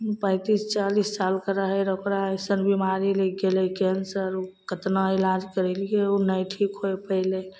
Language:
Maithili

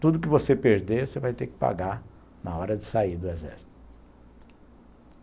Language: Portuguese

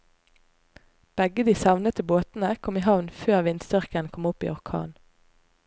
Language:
Norwegian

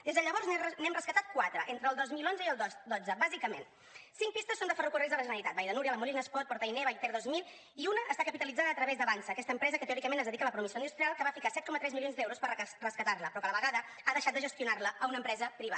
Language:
Catalan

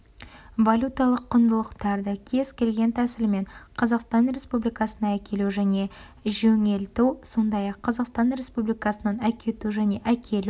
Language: Kazakh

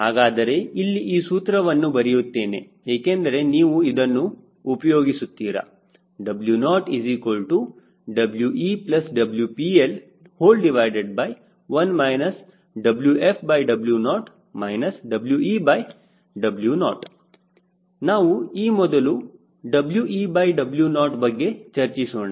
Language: Kannada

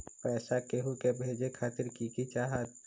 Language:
Magahi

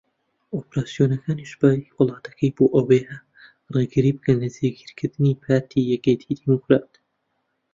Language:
Central Kurdish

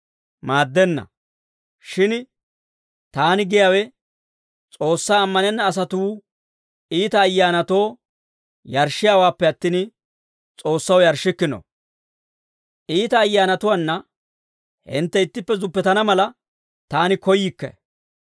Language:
Dawro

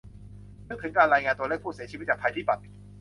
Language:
Thai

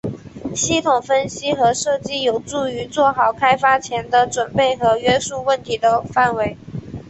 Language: Chinese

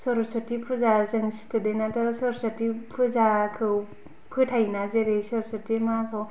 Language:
Bodo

